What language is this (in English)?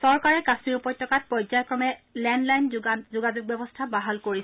Assamese